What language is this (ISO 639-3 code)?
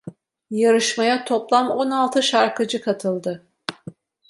tur